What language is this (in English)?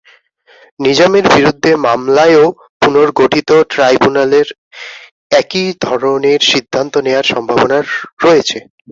Bangla